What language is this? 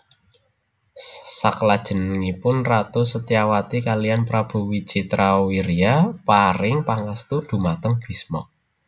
Javanese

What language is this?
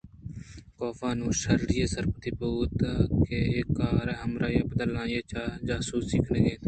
Eastern Balochi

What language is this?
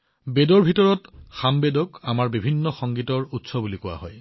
Assamese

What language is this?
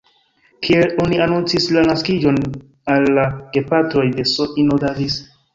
Esperanto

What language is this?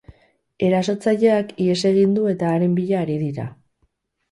Basque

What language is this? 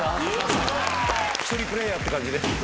Japanese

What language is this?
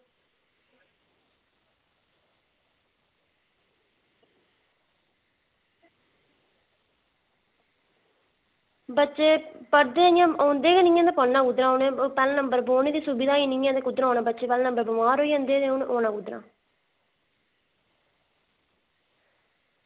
Dogri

